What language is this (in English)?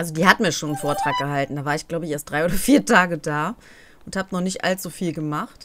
German